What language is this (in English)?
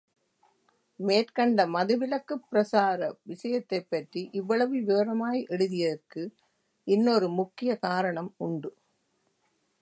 Tamil